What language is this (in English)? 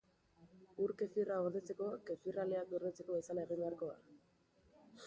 Basque